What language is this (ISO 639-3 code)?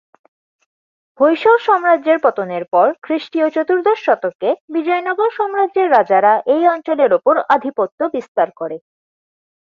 ben